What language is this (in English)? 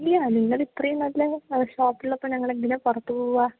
Malayalam